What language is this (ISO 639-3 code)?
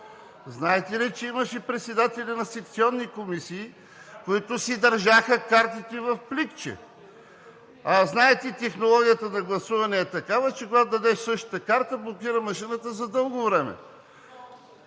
bul